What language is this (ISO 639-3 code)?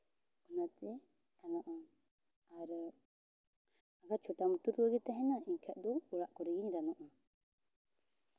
sat